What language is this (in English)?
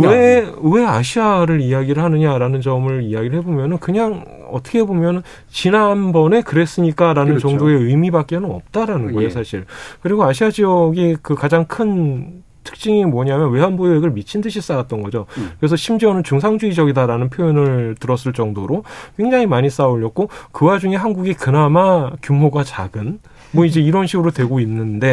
Korean